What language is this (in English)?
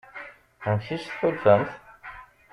Kabyle